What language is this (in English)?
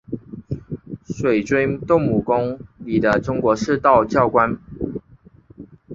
Chinese